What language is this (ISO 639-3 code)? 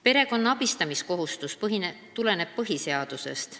est